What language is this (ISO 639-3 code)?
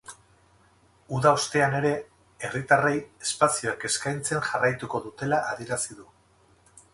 eus